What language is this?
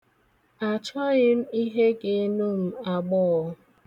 Igbo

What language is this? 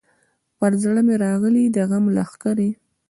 Pashto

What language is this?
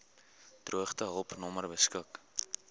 Afrikaans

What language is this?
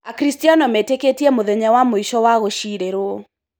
Kikuyu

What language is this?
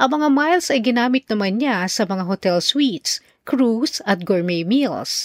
Filipino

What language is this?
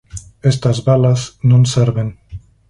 Galician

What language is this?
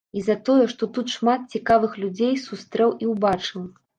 Belarusian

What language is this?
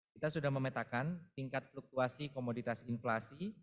Indonesian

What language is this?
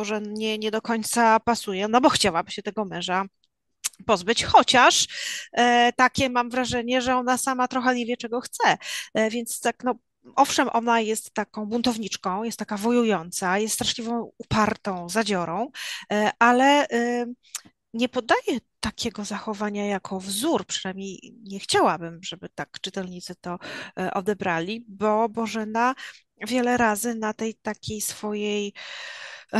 Polish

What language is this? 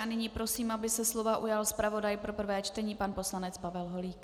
Czech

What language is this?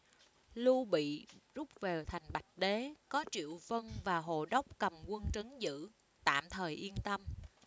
Vietnamese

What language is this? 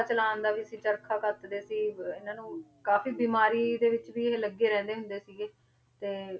Punjabi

